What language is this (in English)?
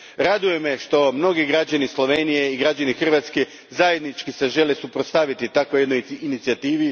Croatian